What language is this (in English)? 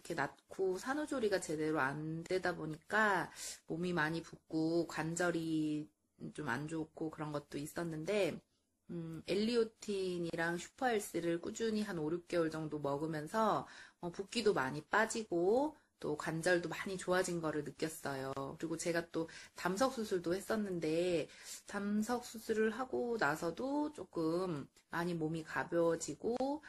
Korean